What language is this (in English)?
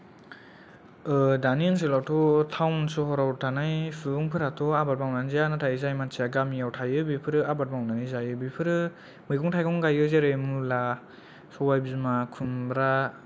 Bodo